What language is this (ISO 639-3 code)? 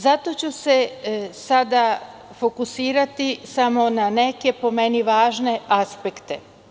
srp